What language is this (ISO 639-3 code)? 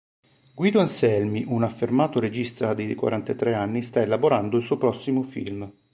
ita